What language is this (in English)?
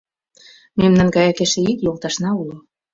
Mari